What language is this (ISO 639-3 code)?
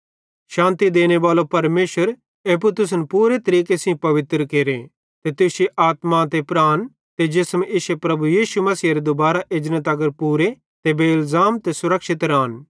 bhd